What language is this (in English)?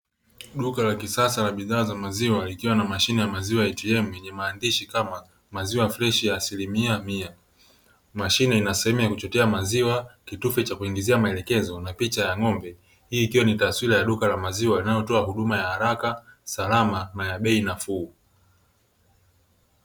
Swahili